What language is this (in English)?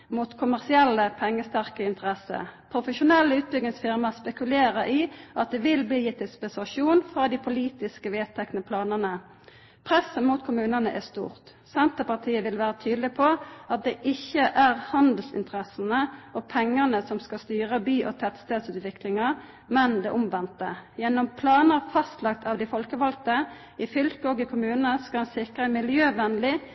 Norwegian Nynorsk